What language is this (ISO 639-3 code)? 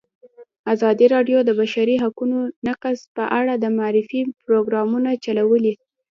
pus